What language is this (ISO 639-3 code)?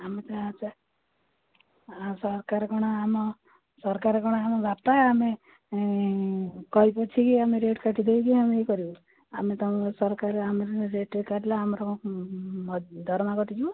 ori